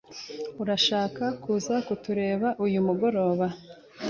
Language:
Kinyarwanda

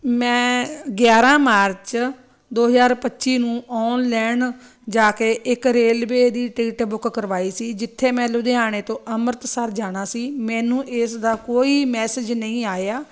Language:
Punjabi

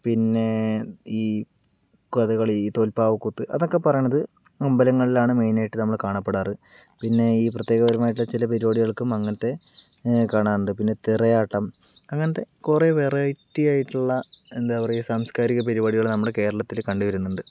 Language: Malayalam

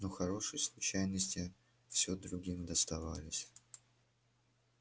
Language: Russian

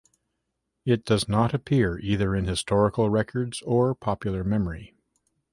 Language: English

